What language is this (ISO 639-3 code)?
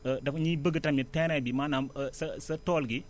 wol